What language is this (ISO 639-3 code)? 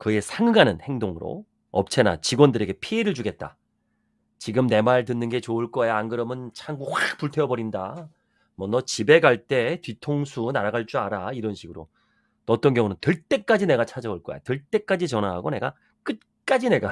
kor